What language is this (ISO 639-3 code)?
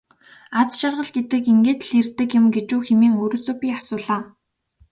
mon